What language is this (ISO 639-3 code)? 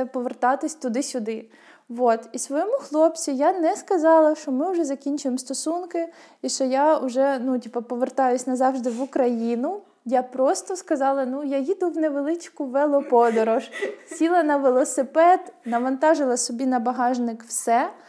ukr